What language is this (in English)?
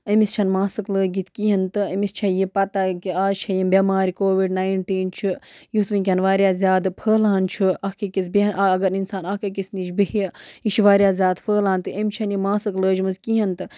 Kashmiri